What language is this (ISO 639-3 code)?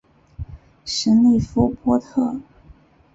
zho